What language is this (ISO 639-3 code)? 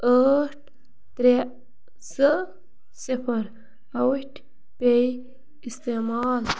kas